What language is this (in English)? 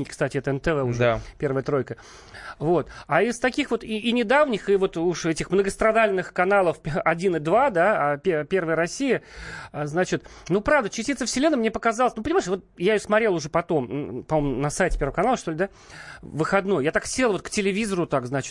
Russian